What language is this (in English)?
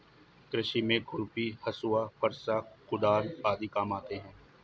Hindi